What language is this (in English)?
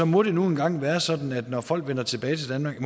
Danish